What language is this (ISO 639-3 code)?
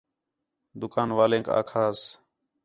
xhe